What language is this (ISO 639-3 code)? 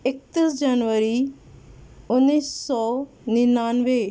urd